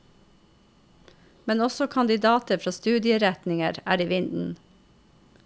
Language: Norwegian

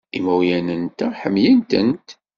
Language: Kabyle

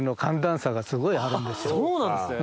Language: Japanese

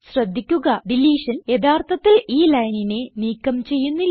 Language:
Malayalam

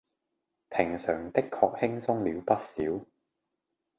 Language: Cantonese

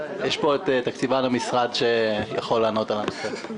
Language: Hebrew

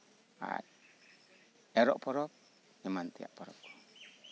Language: Santali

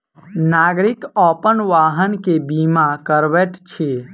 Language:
Maithili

